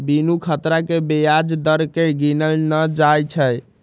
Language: Magahi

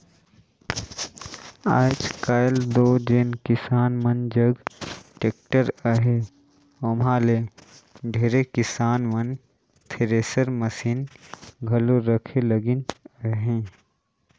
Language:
Chhattisgarhi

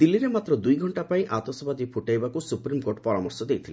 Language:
Odia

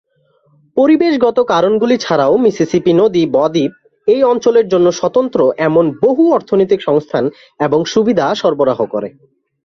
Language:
Bangla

